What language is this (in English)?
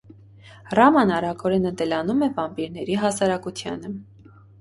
Armenian